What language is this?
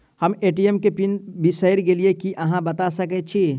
Maithili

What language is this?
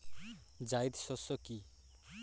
Bangla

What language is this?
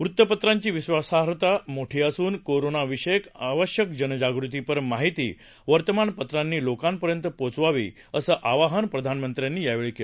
Marathi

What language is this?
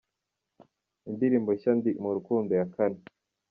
Kinyarwanda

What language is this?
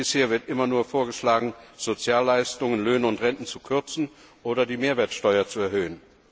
German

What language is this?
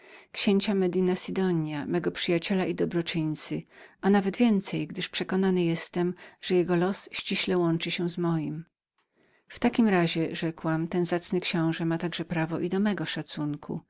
Polish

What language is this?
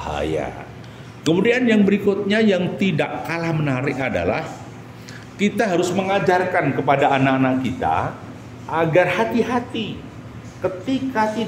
Indonesian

